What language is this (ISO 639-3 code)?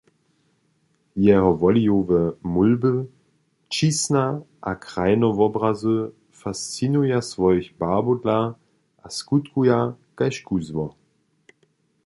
hsb